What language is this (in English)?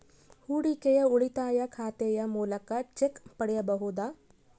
Kannada